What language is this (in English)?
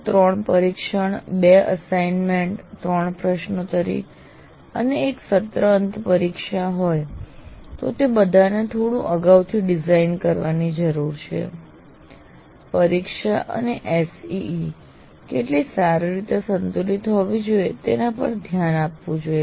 Gujarati